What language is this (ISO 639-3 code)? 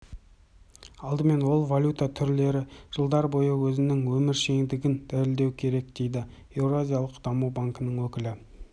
kaz